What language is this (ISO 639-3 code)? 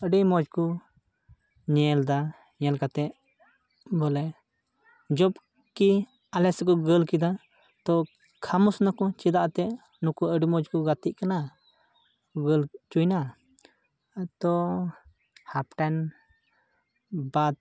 sat